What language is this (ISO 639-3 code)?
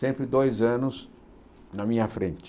por